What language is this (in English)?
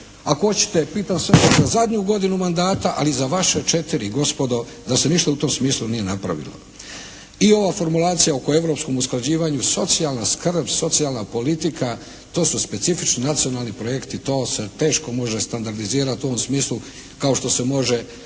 Croatian